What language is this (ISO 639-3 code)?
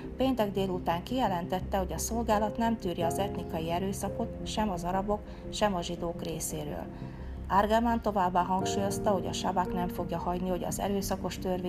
hun